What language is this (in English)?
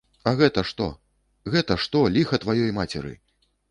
Belarusian